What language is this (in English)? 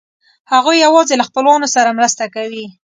Pashto